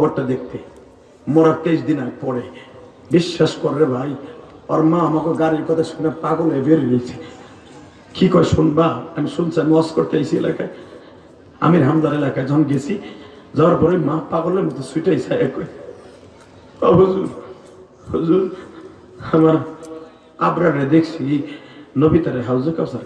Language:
Bangla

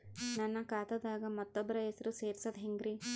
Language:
Kannada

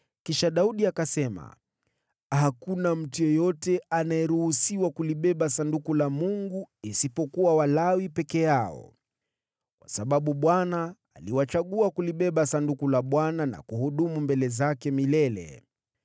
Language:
Swahili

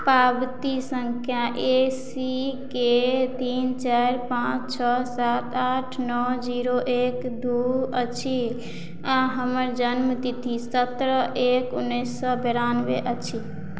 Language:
Maithili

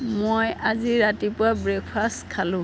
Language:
Assamese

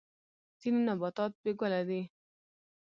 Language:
Pashto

